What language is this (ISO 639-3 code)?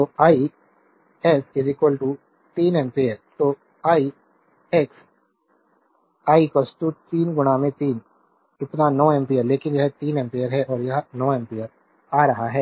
hin